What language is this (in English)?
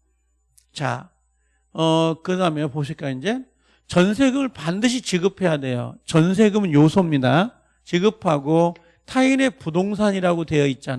Korean